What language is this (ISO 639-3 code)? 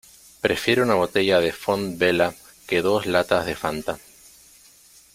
spa